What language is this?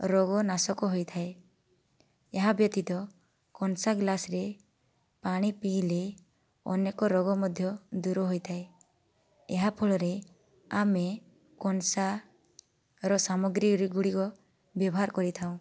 Odia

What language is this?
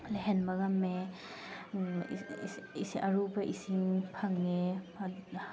Manipuri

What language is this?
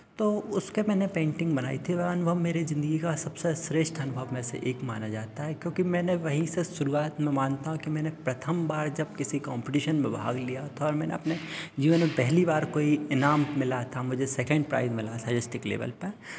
Hindi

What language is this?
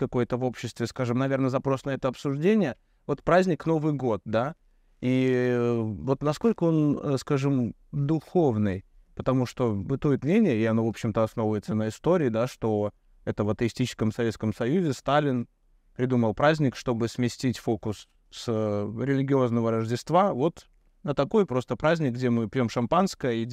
Russian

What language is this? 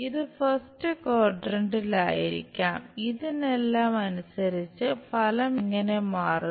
Malayalam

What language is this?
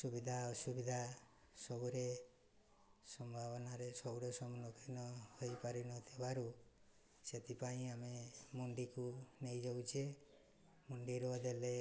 Odia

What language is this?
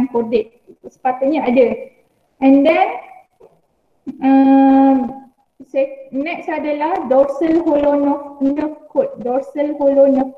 Malay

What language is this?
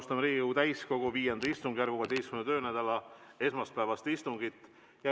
Estonian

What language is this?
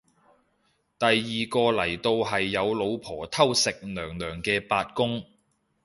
Cantonese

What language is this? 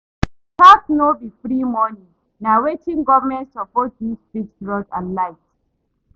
Nigerian Pidgin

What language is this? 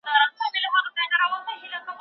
Pashto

